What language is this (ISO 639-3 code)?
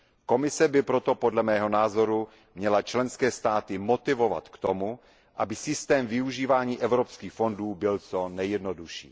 ces